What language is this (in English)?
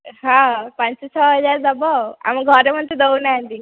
Odia